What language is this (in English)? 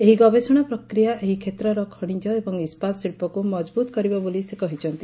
Odia